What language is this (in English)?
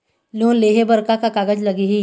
Chhattisgarhi